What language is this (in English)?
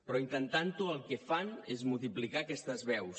Catalan